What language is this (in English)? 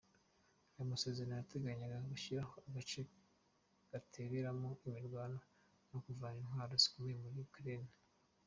Kinyarwanda